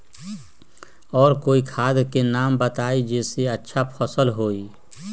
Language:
Magahi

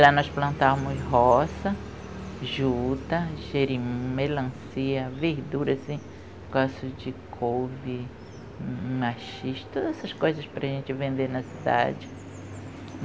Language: Portuguese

